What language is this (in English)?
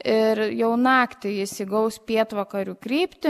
Lithuanian